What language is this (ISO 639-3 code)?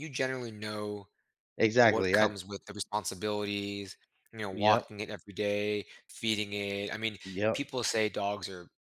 eng